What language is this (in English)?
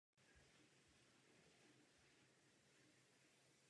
Czech